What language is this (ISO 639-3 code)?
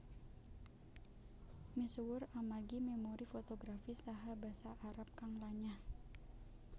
jav